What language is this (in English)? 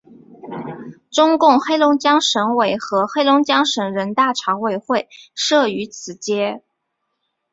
Chinese